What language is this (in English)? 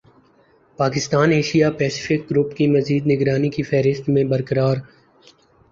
Urdu